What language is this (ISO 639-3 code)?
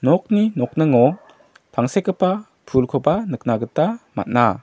grt